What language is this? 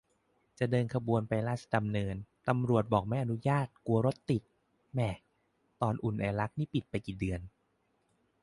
Thai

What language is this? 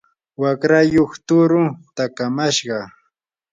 Yanahuanca Pasco Quechua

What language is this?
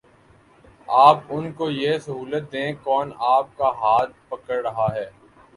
Urdu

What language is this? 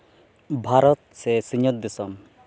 Santali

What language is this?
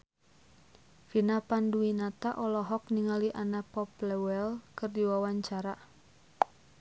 Sundanese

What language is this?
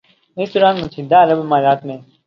Urdu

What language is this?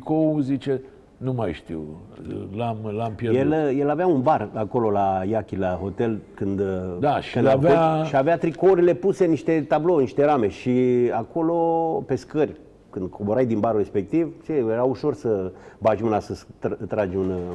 Romanian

